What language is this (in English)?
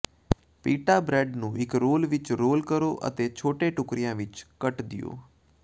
Punjabi